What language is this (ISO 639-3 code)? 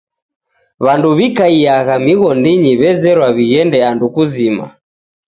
dav